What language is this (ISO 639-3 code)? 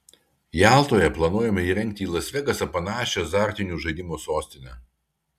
lit